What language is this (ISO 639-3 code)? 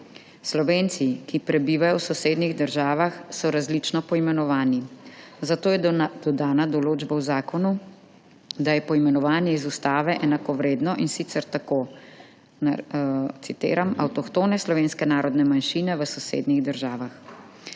slv